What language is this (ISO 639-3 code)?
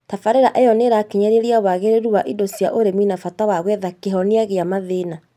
kik